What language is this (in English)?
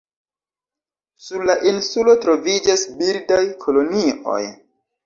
Esperanto